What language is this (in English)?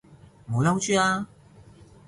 Cantonese